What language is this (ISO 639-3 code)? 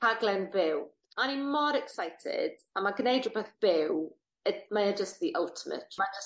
cym